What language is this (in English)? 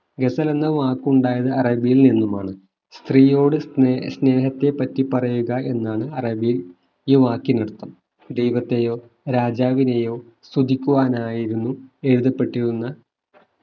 Malayalam